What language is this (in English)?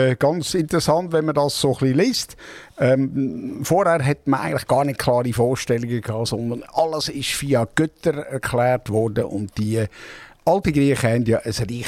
German